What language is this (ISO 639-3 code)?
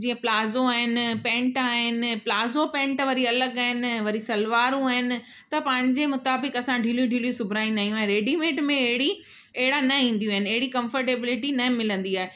snd